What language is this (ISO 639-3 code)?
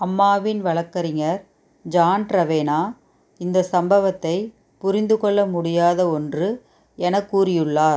tam